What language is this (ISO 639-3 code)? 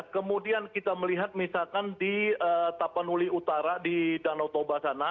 ind